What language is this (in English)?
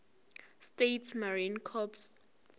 Zulu